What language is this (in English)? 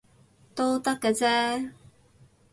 Cantonese